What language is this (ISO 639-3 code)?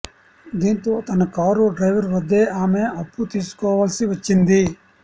tel